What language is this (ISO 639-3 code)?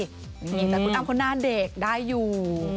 tha